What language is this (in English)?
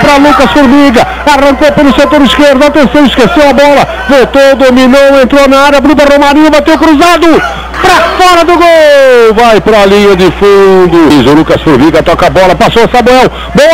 Portuguese